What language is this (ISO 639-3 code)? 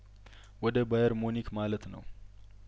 amh